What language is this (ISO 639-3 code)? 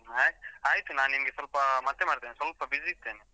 kan